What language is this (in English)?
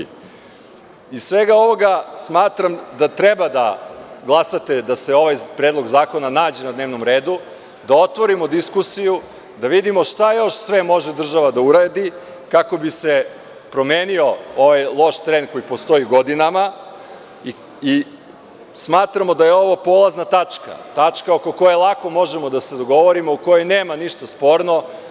Serbian